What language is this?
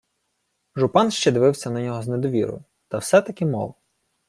Ukrainian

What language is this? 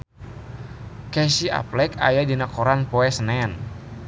Sundanese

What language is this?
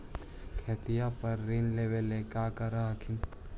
Magahi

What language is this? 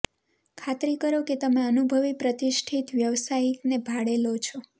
Gujarati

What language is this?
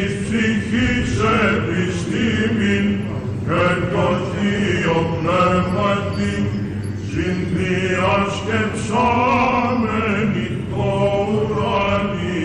Greek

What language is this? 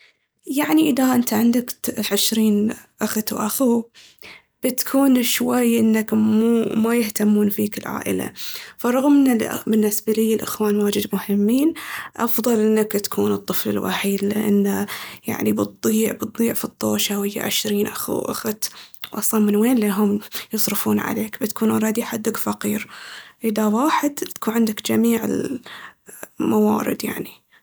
Baharna Arabic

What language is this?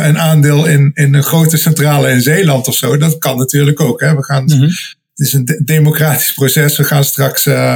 Dutch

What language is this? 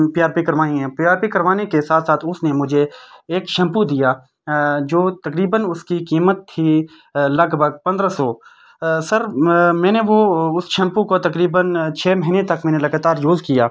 Urdu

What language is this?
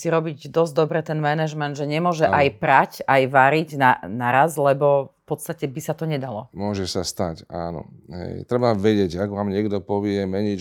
Slovak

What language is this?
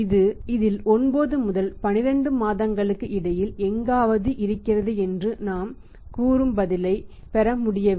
Tamil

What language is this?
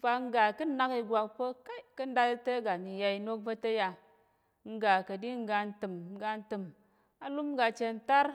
Tarok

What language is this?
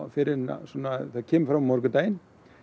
Icelandic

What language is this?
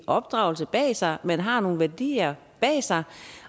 Danish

